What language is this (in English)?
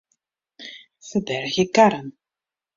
Western Frisian